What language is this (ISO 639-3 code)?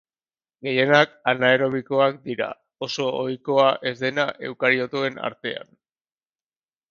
eus